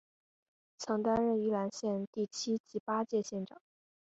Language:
Chinese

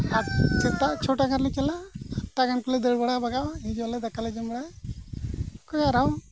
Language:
Santali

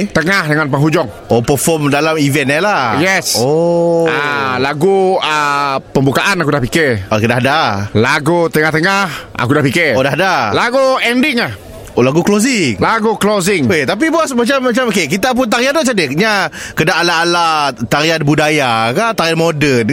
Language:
Malay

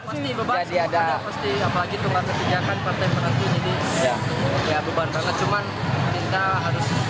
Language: Indonesian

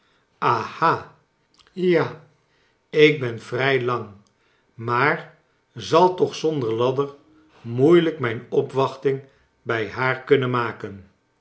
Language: Dutch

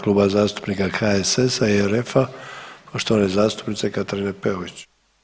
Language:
Croatian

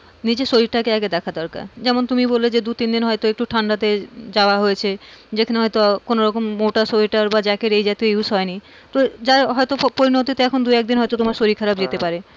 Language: Bangla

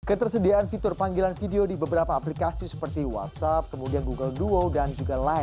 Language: Indonesian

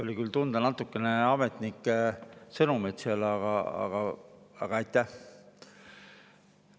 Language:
Estonian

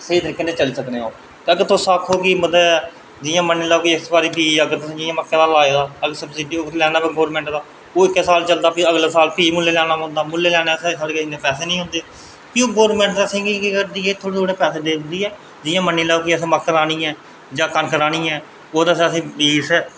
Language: Dogri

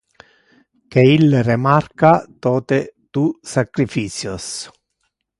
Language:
Interlingua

